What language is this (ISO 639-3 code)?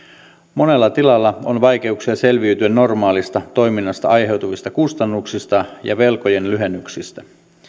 fin